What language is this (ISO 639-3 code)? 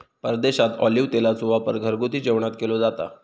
mar